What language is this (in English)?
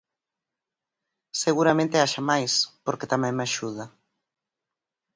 Galician